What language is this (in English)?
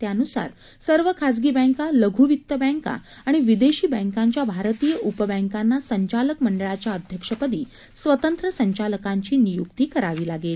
Marathi